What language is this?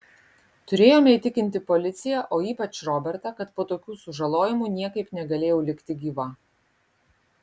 Lithuanian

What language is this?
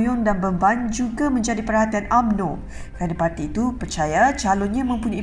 Malay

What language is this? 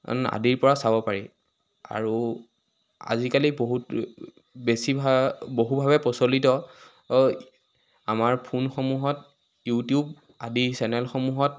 Assamese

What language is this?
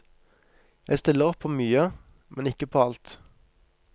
Norwegian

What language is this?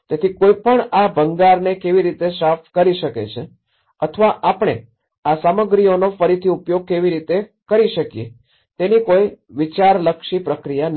Gujarati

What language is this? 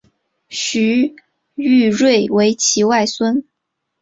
Chinese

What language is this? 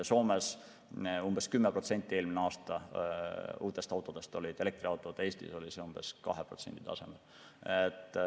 Estonian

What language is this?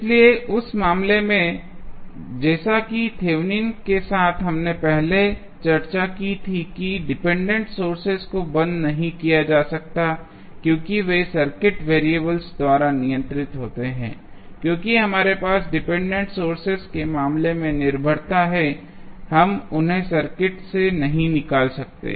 Hindi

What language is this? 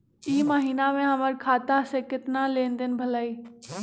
Magahi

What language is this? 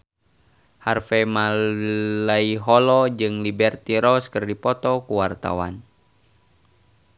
Sundanese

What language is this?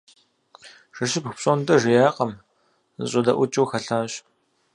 Kabardian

